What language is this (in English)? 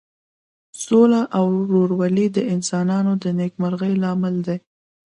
Pashto